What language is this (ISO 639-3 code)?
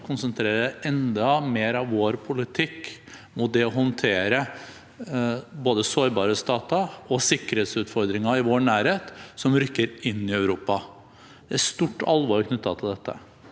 nor